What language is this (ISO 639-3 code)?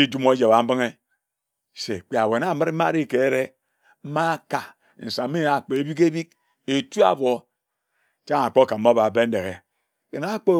etu